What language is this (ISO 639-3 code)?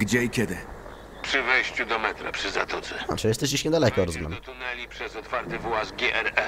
pol